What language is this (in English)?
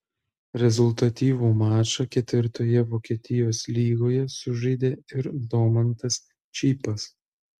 Lithuanian